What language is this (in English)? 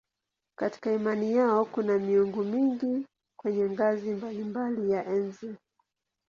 Swahili